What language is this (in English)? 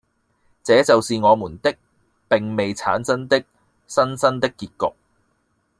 Cantonese